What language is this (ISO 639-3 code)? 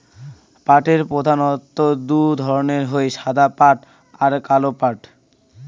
ben